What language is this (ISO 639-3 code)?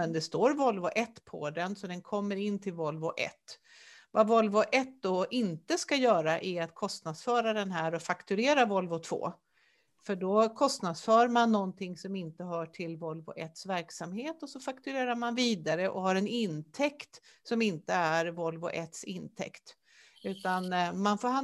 swe